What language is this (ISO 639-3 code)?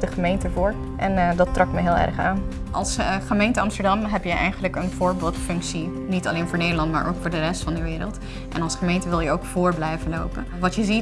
nld